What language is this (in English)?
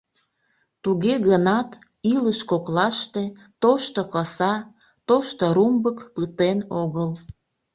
Mari